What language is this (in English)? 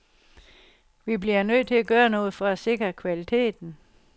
Danish